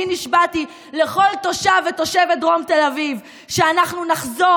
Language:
Hebrew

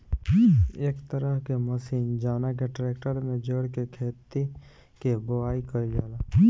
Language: Bhojpuri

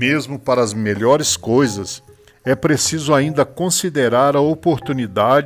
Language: Portuguese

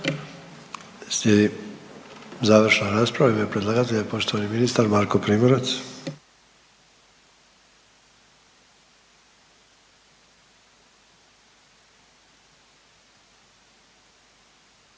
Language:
Croatian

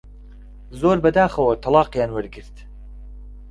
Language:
Central Kurdish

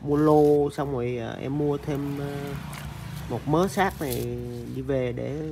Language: Vietnamese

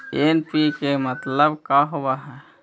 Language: Magahi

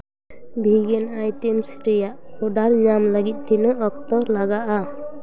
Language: Santali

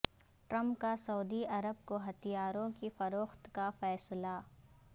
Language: Urdu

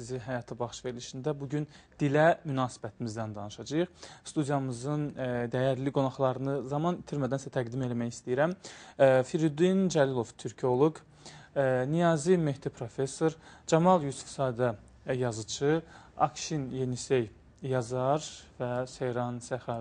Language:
Turkish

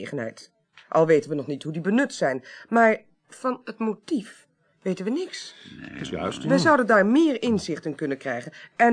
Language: Dutch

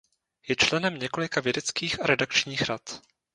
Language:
Czech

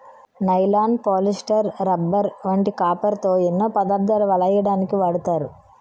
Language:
Telugu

